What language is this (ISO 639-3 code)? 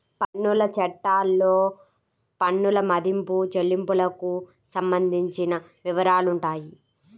tel